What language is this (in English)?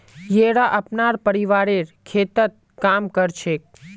Magahi